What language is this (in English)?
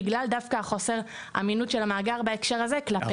Hebrew